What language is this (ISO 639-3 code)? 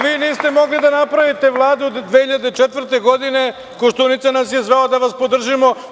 srp